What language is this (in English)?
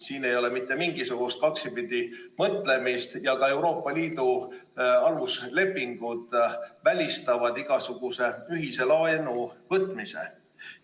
Estonian